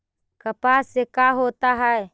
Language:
Magahi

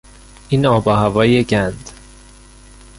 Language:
Persian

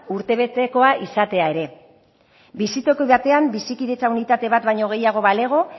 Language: Basque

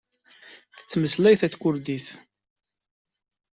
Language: Kabyle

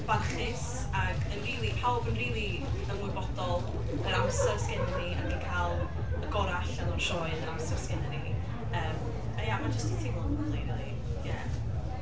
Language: Welsh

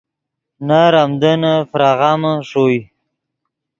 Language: Yidgha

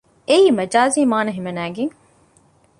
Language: Divehi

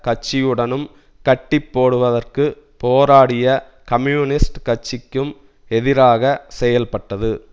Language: Tamil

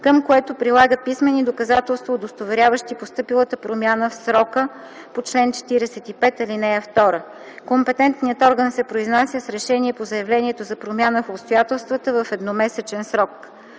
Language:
Bulgarian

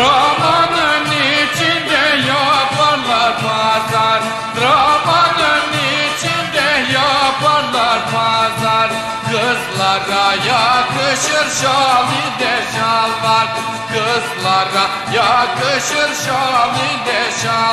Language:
Arabic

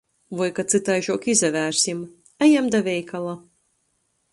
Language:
Latgalian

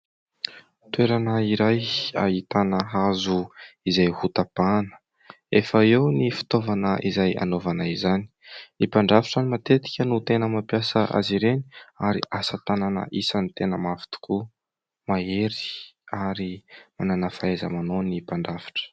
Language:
Malagasy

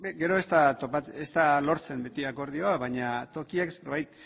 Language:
Basque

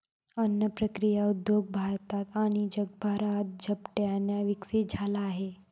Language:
Marathi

